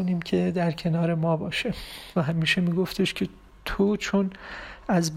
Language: Persian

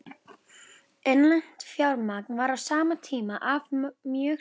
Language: Icelandic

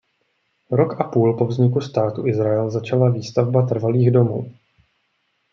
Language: Czech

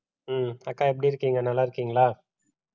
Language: Tamil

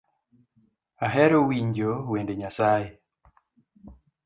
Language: Luo (Kenya and Tanzania)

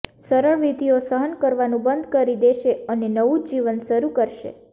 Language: Gujarati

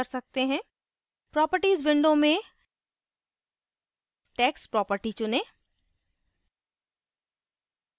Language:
Hindi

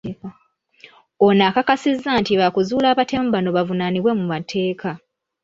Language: Ganda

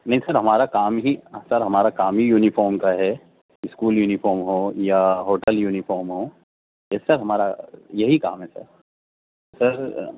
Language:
Urdu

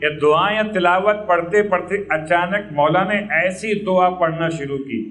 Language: Hindi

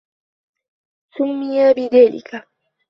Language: Arabic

